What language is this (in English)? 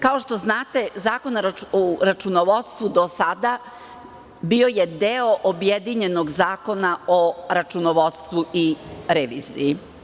Serbian